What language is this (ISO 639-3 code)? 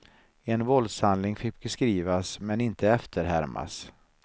swe